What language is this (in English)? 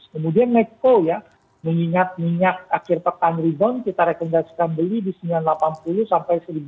Indonesian